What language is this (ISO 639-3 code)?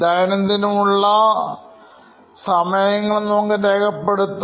mal